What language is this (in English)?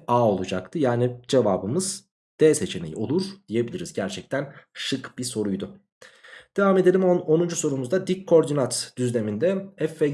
Turkish